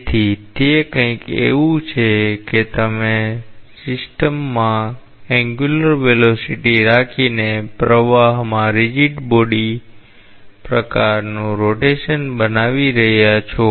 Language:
Gujarati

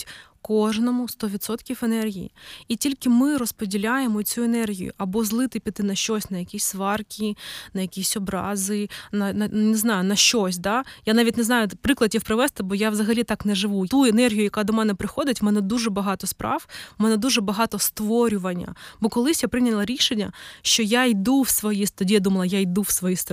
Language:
Ukrainian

